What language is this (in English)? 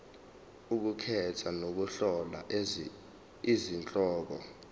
Zulu